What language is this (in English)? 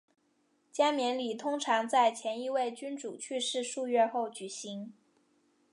Chinese